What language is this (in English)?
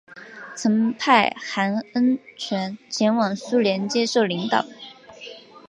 Chinese